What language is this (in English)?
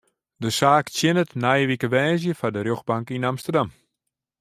Western Frisian